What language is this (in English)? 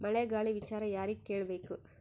Kannada